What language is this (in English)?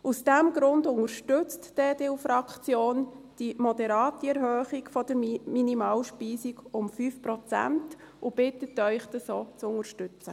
Swiss German